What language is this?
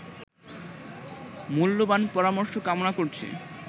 Bangla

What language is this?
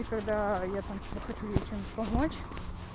Russian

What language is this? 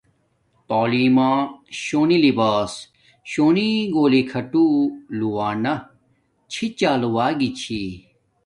Domaaki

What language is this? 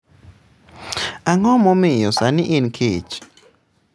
Luo (Kenya and Tanzania)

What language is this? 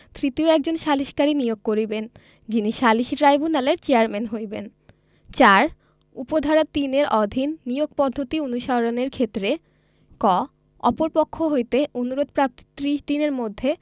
Bangla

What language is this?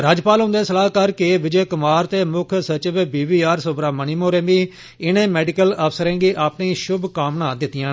Dogri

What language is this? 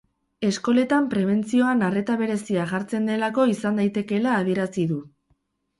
Basque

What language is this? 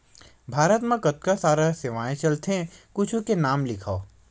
Chhattisgarhi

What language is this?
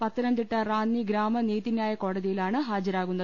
Malayalam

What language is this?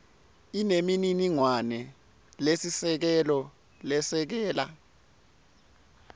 Swati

